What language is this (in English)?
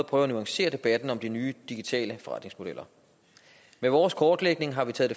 Danish